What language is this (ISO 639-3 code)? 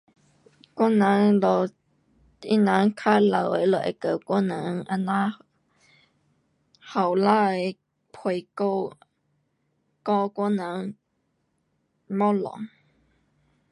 cpx